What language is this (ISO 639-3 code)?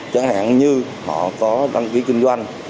vie